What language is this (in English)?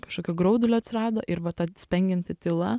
Lithuanian